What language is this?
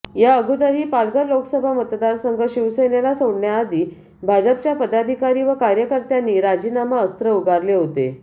Marathi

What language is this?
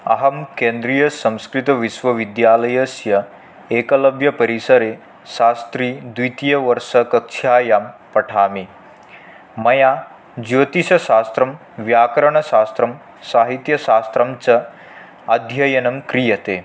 Sanskrit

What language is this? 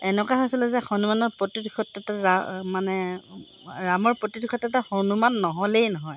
Assamese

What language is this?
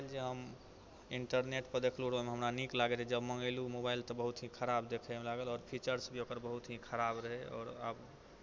Maithili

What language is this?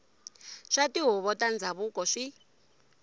Tsonga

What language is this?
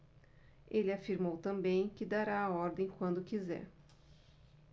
Portuguese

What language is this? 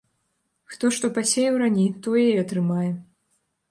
Belarusian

